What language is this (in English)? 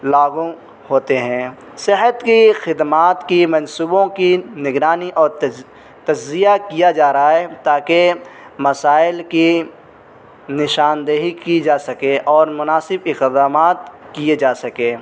Urdu